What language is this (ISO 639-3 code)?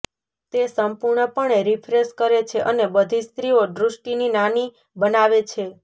guj